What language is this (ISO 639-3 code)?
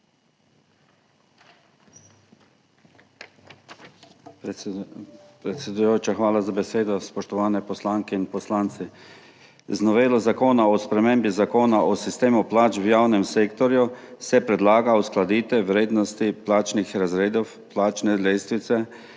slv